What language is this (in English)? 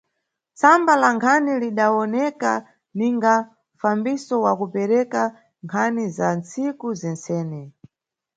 Nyungwe